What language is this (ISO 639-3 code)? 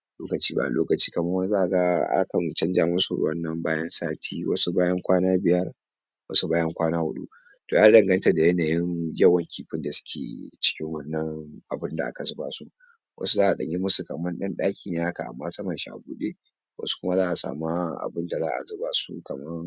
hau